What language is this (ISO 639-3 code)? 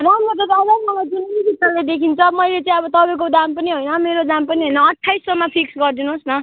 nep